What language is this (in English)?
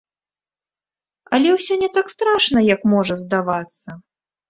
Belarusian